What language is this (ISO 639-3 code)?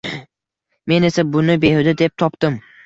uzb